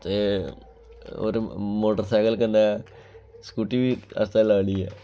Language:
Dogri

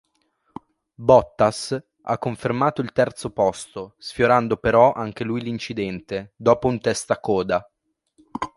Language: Italian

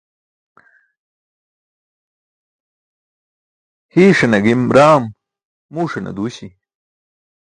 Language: Burushaski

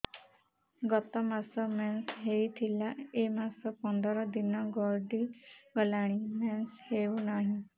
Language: Odia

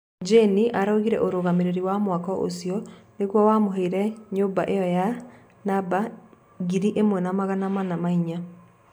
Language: Kikuyu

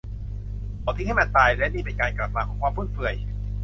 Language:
Thai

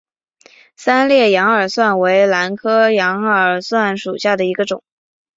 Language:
Chinese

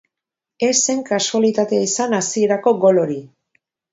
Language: Basque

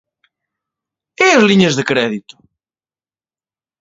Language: Galician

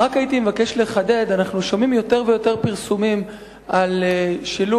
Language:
Hebrew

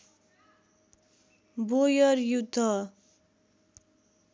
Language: Nepali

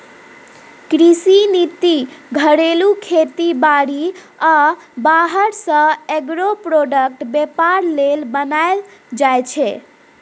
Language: Maithili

